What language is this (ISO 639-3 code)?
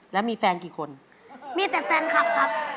tha